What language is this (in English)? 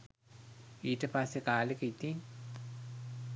Sinhala